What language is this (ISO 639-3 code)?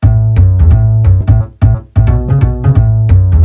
vie